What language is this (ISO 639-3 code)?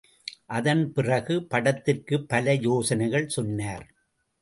tam